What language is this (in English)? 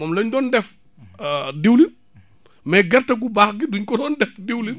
Wolof